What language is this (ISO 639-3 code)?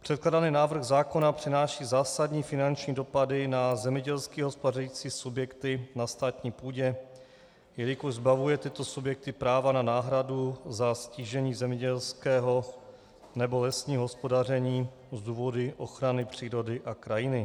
ces